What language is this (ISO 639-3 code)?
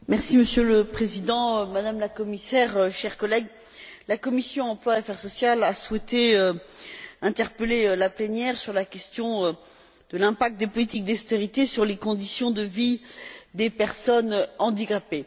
fra